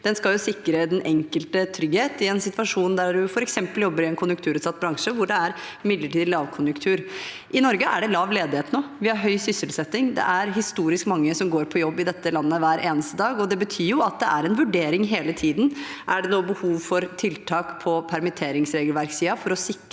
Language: Norwegian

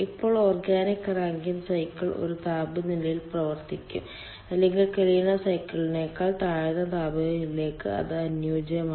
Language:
Malayalam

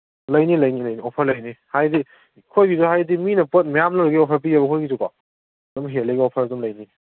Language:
Manipuri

